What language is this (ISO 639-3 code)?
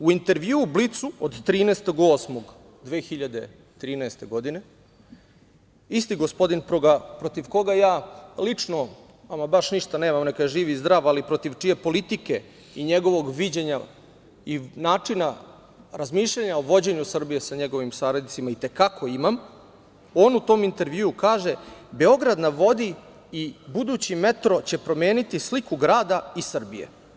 srp